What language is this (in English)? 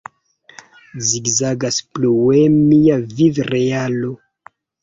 Esperanto